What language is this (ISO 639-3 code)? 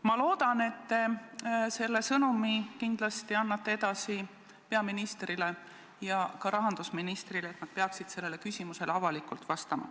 est